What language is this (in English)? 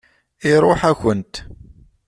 Kabyle